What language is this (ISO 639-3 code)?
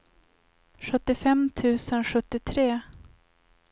swe